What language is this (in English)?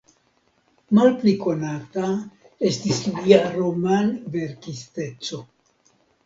Esperanto